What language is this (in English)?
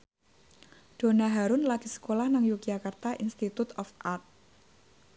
Javanese